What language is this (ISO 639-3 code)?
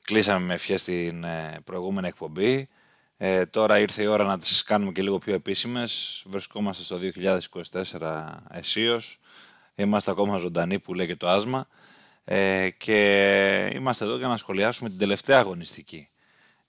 ell